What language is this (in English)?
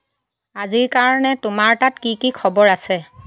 Assamese